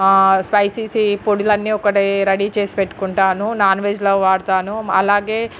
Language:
Telugu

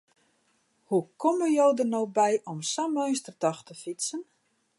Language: Western Frisian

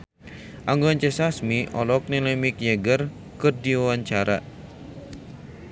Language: Sundanese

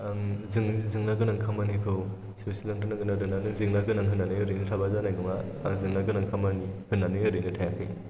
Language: Bodo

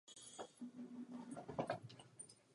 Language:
Czech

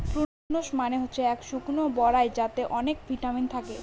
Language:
Bangla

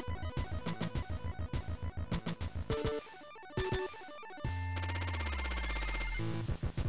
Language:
Finnish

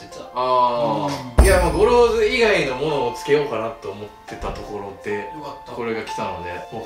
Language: Japanese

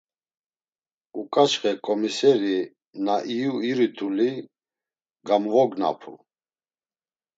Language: Laz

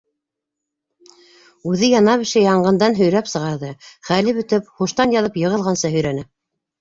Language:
Bashkir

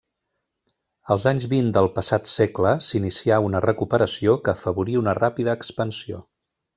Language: Catalan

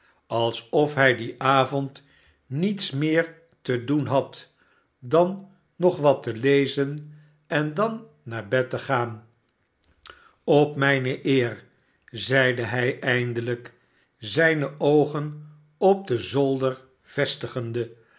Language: Dutch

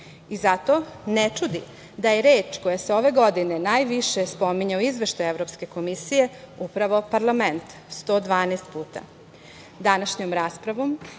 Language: Serbian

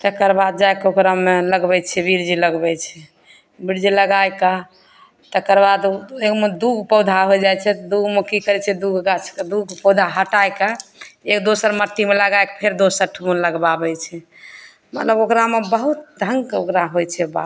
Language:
Maithili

